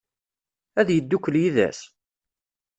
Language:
Kabyle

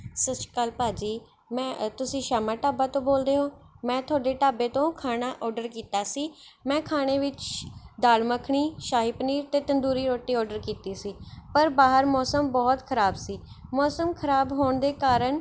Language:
Punjabi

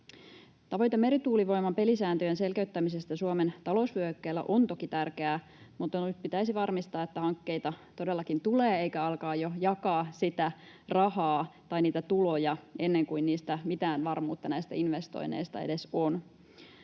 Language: Finnish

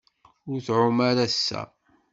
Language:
Kabyle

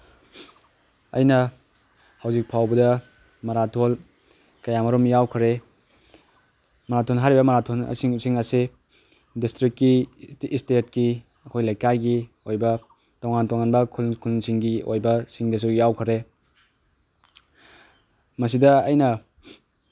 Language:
Manipuri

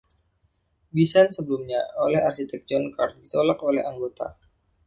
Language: Indonesian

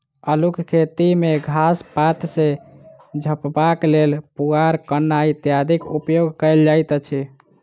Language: Maithili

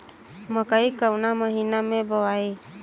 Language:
Bhojpuri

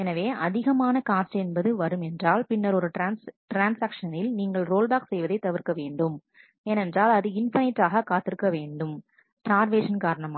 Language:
Tamil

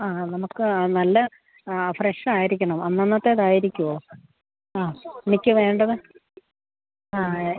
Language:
Malayalam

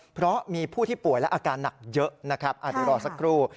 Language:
Thai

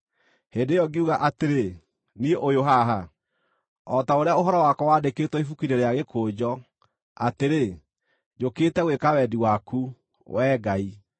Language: Kikuyu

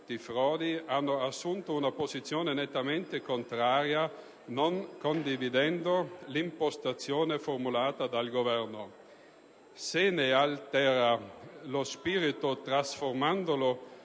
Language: Italian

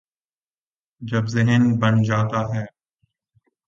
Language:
Urdu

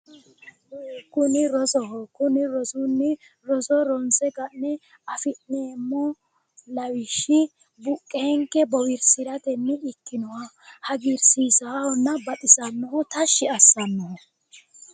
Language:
Sidamo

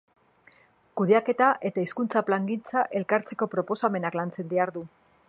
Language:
Basque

